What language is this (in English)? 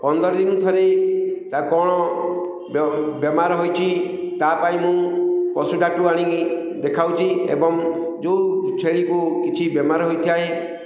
Odia